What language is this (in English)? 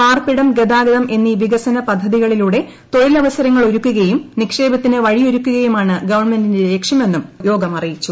Malayalam